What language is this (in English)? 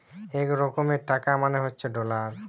Bangla